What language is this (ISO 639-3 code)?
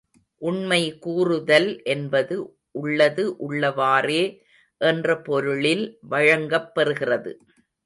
tam